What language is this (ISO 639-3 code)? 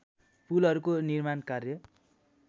nep